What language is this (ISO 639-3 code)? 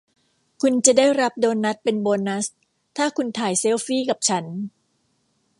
tha